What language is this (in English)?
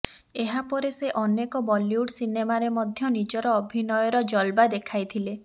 Odia